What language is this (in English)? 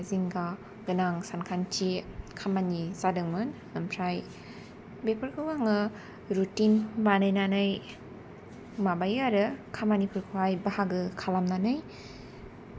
Bodo